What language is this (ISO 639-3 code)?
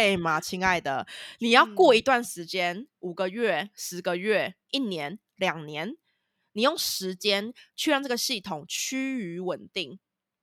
zho